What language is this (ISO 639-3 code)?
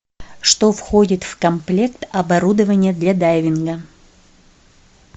rus